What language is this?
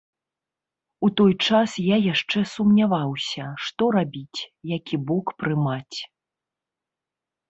Belarusian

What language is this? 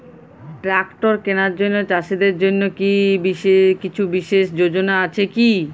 Bangla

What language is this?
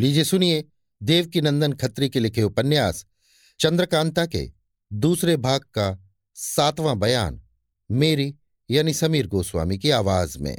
Hindi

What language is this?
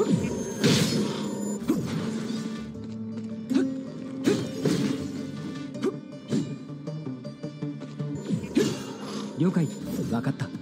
Japanese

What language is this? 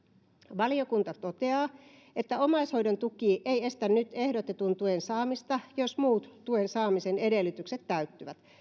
Finnish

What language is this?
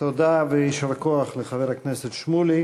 Hebrew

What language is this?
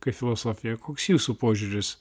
Lithuanian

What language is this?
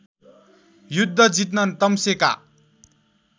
Nepali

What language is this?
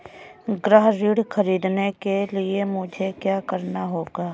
Hindi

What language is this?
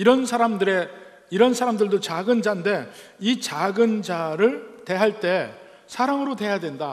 Korean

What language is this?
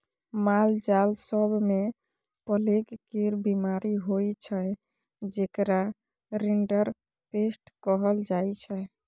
Maithili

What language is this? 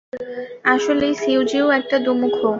Bangla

